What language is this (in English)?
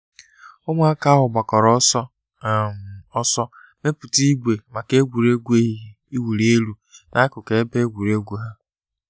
Igbo